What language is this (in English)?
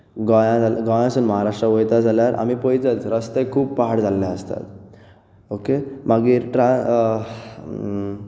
Konkani